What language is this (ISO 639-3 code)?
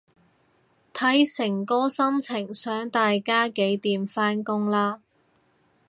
yue